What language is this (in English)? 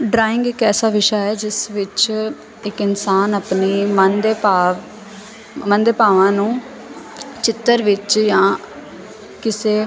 Punjabi